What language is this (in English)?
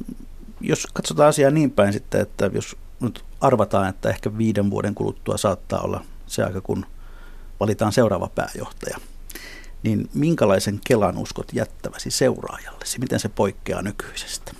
Finnish